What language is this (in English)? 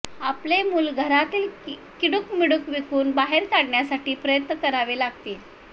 Marathi